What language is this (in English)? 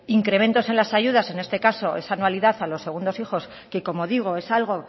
Spanish